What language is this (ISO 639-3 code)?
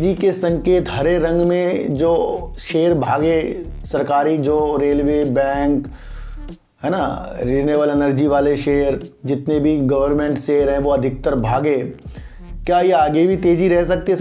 hin